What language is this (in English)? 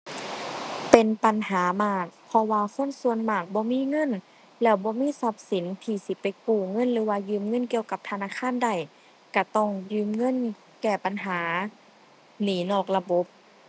Thai